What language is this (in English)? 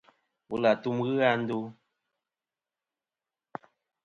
Kom